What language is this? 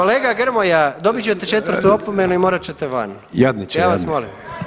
Croatian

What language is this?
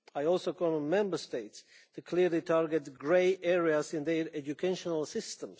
English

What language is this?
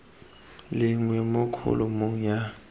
Tswana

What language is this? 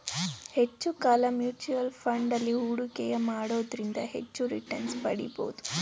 Kannada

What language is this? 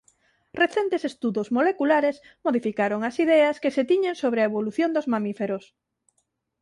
Galician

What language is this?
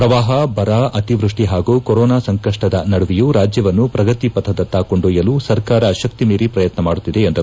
Kannada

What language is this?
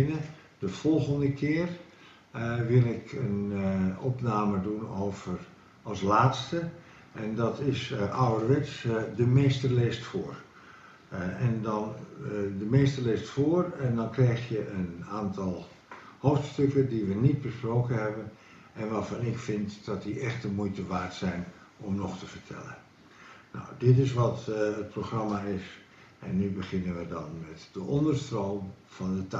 Dutch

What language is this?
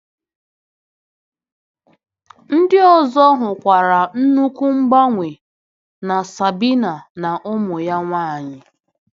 Igbo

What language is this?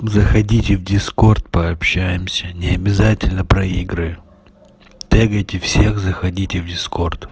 Russian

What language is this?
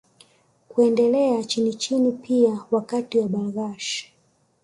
Swahili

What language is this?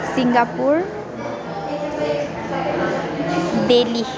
Nepali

